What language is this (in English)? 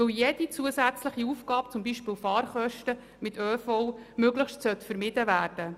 Swiss German